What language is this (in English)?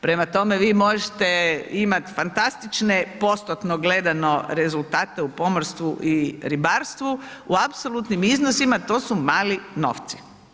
Croatian